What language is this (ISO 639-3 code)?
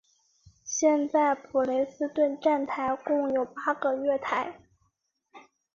zho